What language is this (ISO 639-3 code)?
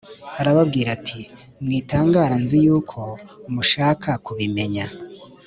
kin